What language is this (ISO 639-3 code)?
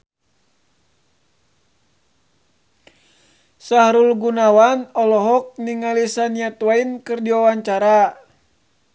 sun